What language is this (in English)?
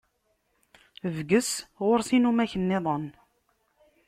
Kabyle